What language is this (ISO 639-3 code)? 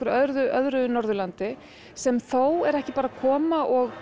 isl